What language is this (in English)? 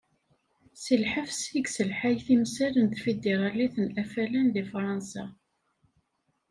Kabyle